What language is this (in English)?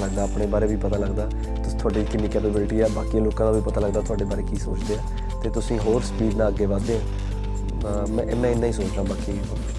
Punjabi